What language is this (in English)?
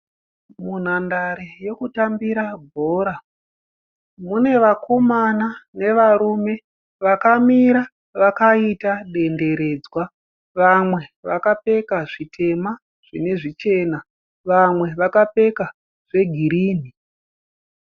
Shona